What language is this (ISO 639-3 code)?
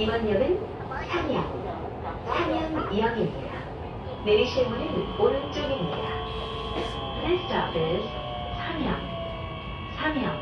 kor